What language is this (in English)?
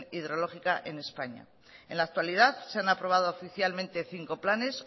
Spanish